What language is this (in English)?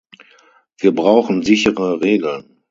German